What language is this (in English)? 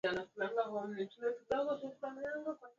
Swahili